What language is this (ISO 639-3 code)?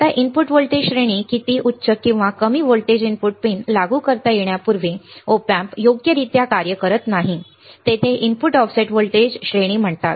mar